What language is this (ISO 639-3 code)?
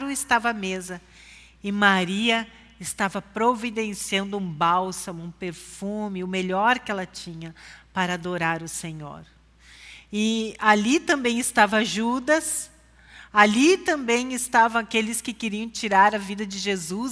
por